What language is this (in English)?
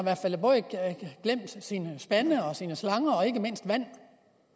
Danish